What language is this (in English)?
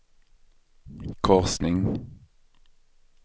Swedish